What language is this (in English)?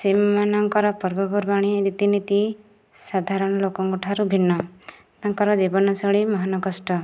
Odia